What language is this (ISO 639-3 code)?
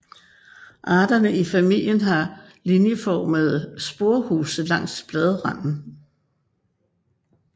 dan